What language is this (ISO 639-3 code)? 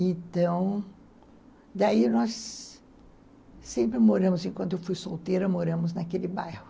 por